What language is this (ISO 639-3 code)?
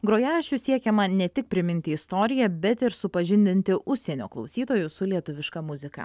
lit